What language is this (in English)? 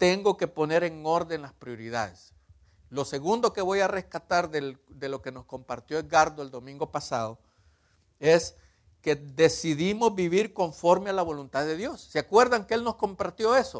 Spanish